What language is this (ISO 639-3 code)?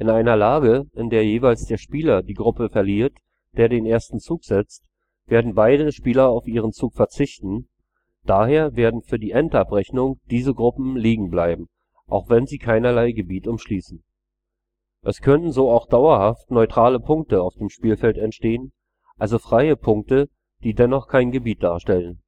deu